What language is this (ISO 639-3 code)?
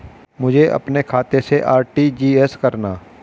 hin